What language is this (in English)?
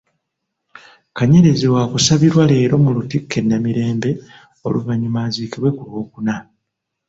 Ganda